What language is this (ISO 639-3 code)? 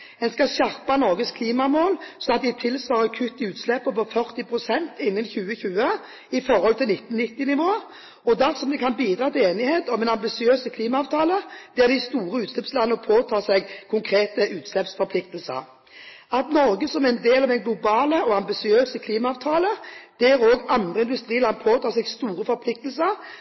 nob